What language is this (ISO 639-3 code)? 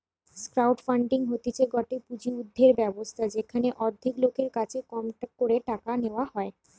ben